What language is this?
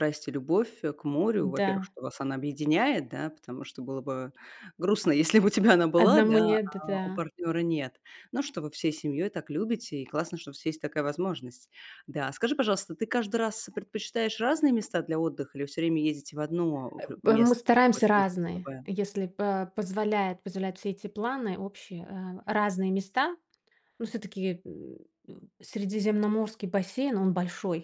Russian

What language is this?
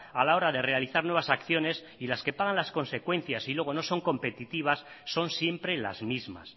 Spanish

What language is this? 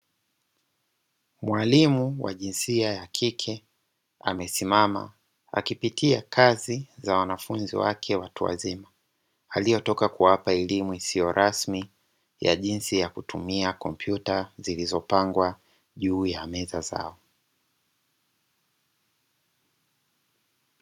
Swahili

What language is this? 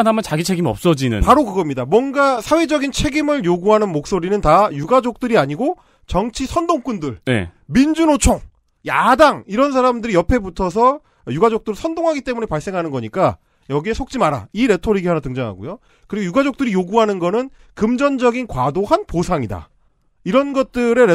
Korean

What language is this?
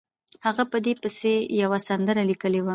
Pashto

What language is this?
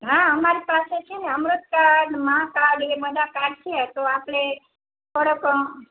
Gujarati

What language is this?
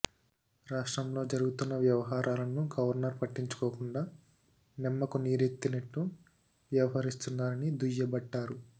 Telugu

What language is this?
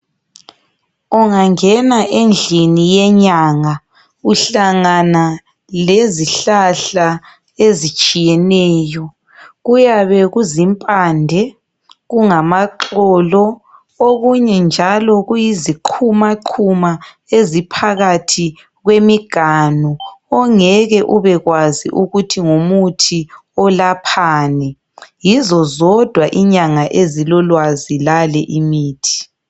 North Ndebele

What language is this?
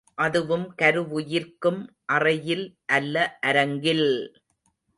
Tamil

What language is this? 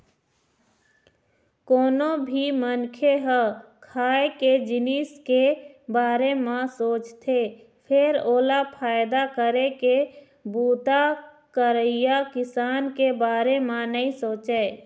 Chhattisgarhi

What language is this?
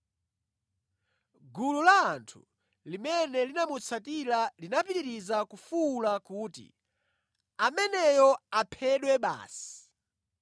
Nyanja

